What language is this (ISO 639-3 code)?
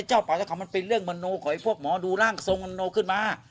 tha